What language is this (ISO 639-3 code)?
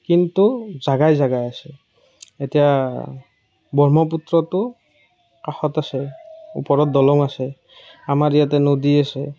asm